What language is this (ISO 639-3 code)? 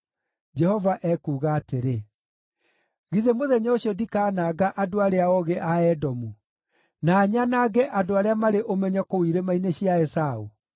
kik